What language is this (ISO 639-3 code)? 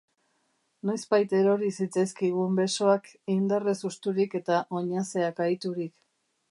eus